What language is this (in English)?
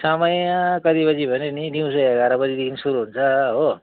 Nepali